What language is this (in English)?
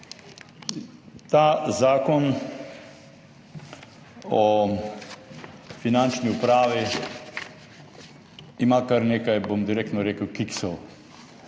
Slovenian